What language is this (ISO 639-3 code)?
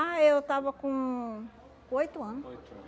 por